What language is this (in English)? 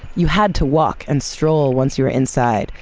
English